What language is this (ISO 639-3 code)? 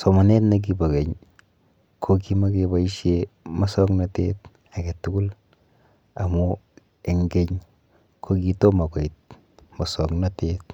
kln